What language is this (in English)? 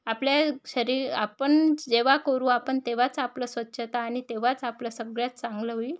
Marathi